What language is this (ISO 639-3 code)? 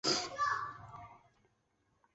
zho